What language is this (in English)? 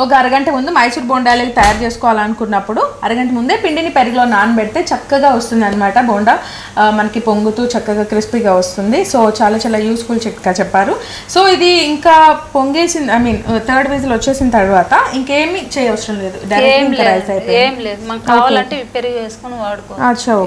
Telugu